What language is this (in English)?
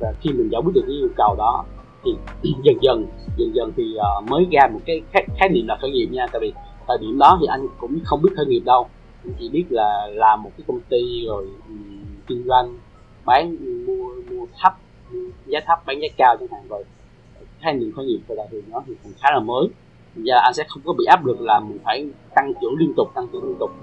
Vietnamese